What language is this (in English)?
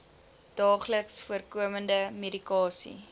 Afrikaans